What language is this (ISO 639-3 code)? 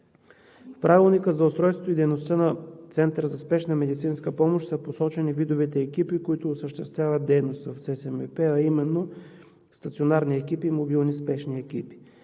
bul